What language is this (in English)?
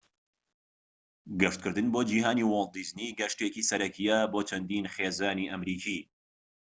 Central Kurdish